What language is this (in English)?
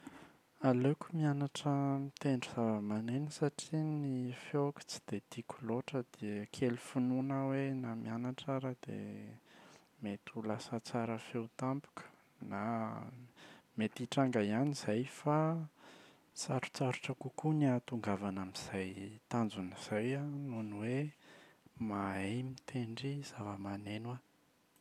Malagasy